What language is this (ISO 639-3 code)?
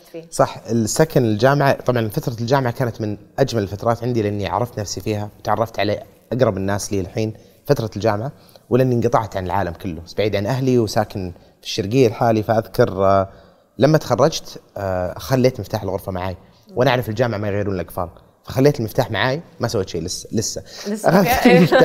ara